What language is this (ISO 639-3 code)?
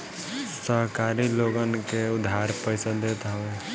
bho